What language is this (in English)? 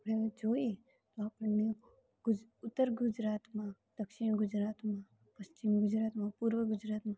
Gujarati